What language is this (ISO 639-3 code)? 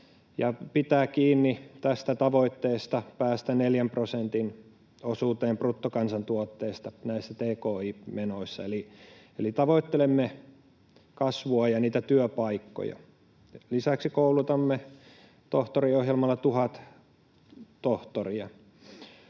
fin